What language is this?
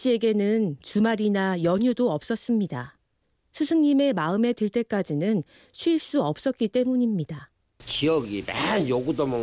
Korean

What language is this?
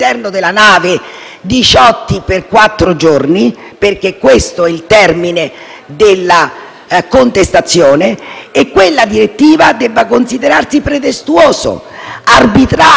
Italian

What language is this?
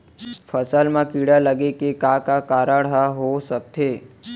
Chhattisgarhi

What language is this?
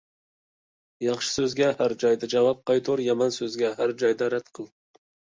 Uyghur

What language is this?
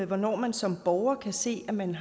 Danish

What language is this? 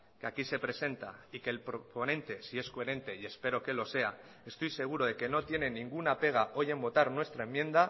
Spanish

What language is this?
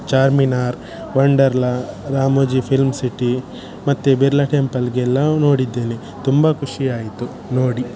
Kannada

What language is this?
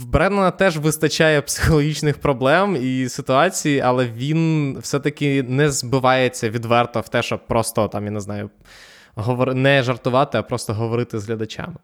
Ukrainian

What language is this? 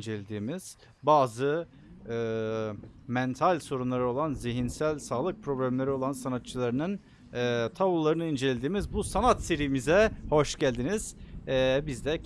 Turkish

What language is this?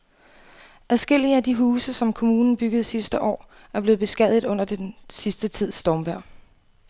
Danish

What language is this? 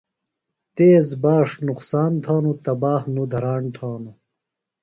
Phalura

